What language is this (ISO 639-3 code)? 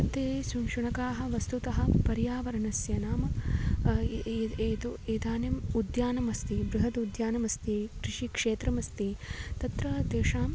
san